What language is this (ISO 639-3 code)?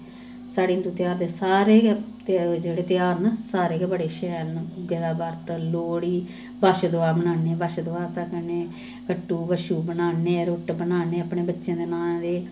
doi